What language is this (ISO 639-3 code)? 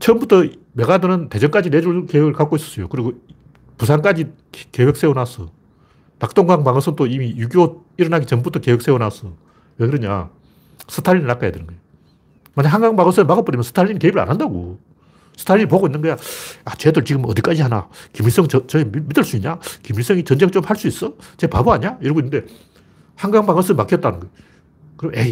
kor